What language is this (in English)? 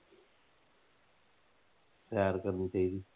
Punjabi